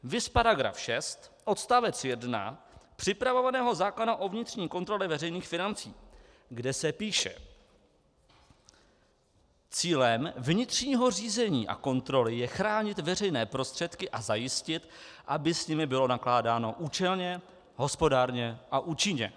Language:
Czech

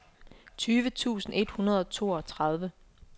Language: Danish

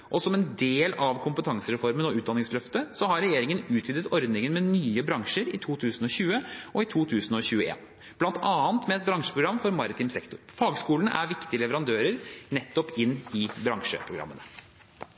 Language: Norwegian Bokmål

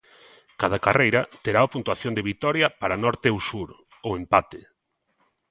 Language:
Galician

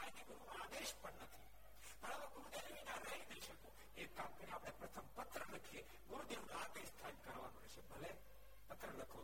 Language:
Gujarati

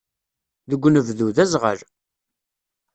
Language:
Kabyle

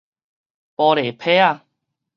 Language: Min Nan Chinese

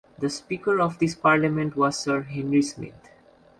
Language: English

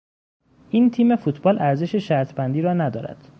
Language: Persian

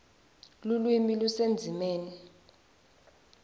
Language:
Swati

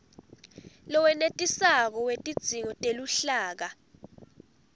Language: Swati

